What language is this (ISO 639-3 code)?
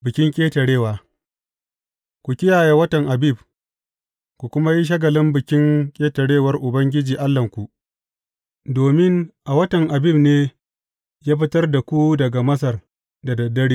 hau